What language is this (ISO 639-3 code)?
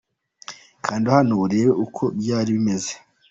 kin